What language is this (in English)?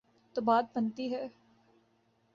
Urdu